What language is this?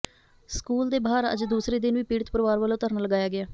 Punjabi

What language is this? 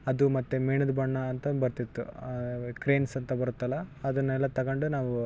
Kannada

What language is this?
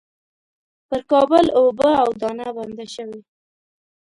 Pashto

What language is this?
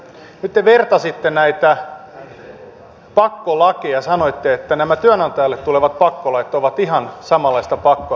Finnish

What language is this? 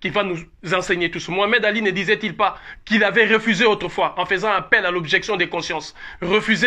French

